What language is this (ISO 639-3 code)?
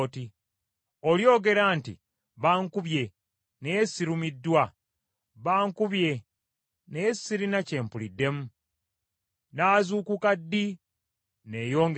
lug